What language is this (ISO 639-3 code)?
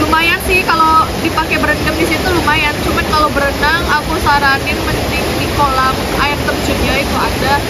ind